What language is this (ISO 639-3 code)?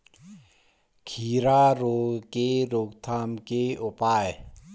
hin